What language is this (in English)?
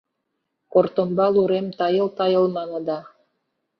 Mari